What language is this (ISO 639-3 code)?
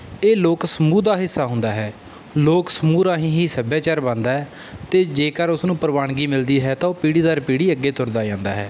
pan